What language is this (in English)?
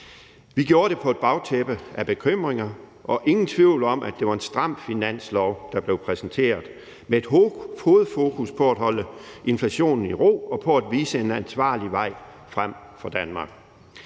Danish